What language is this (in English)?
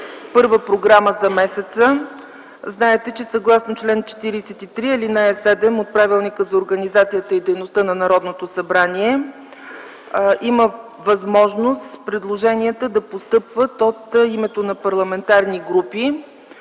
Bulgarian